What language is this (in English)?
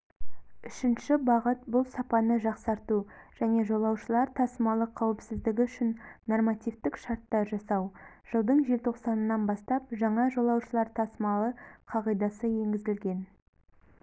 Kazakh